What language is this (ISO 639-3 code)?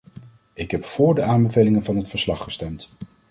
nld